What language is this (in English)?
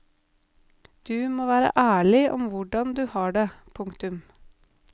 Norwegian